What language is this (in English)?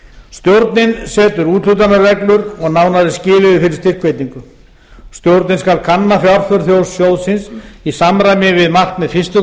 Icelandic